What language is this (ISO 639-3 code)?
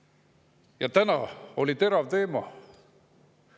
est